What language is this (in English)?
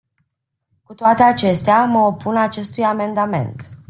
Romanian